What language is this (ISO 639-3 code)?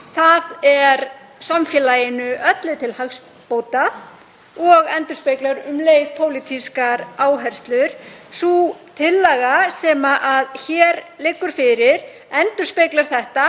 isl